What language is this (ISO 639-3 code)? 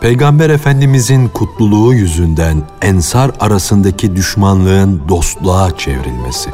tur